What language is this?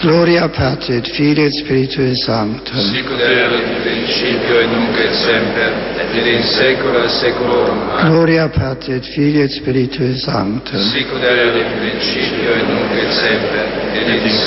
Slovak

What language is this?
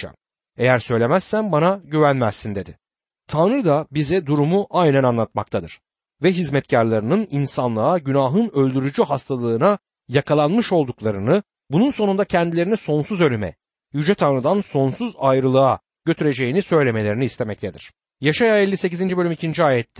Turkish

